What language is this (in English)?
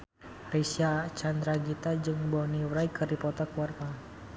Sundanese